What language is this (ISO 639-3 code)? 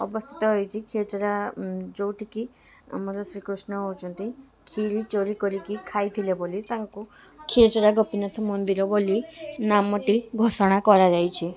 ori